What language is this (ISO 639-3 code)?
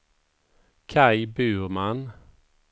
swe